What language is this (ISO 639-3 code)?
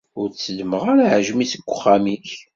kab